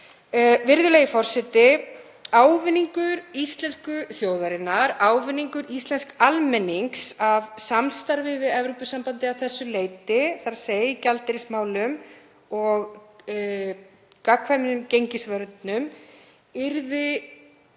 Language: Icelandic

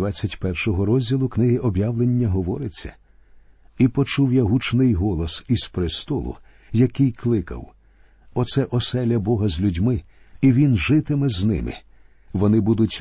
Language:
Ukrainian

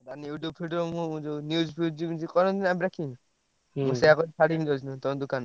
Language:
Odia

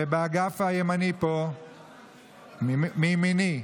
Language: Hebrew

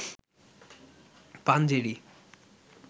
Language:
Bangla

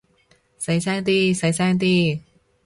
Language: Cantonese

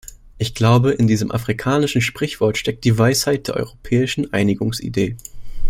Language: German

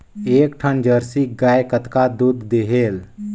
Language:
Chhattisgarhi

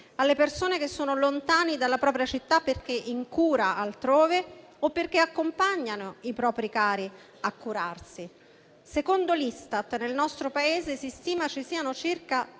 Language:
Italian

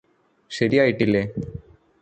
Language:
Malayalam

